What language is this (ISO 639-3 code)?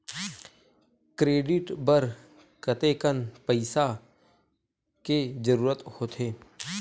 hne